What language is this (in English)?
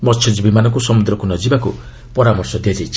Odia